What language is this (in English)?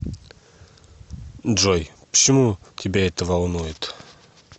Russian